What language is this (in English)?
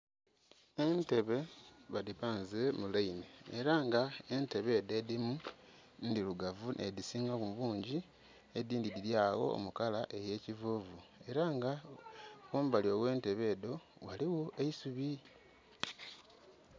Soga